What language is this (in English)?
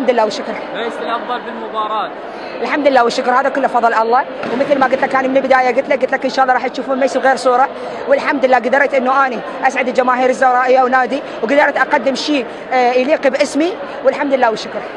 Arabic